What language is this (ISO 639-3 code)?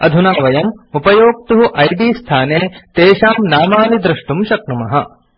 san